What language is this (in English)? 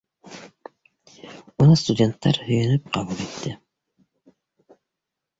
Bashkir